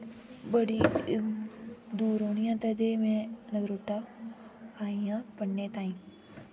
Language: Dogri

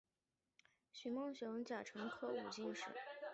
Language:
Chinese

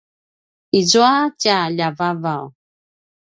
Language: Paiwan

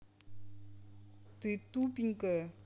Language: Russian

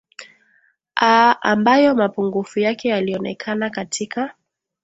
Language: Swahili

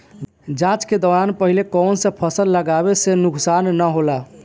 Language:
Bhojpuri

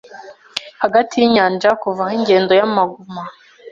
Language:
Kinyarwanda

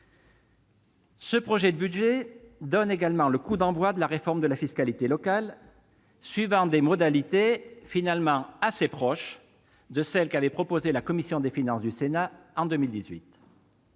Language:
French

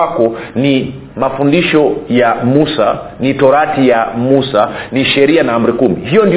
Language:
Swahili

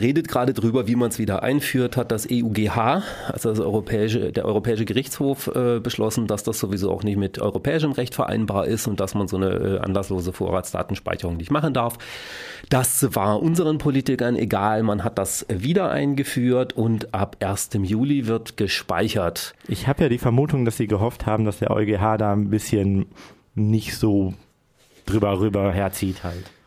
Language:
German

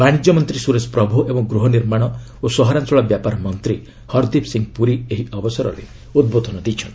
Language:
Odia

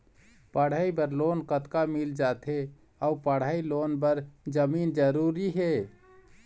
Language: Chhattisgarhi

